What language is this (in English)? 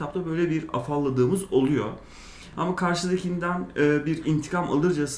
Turkish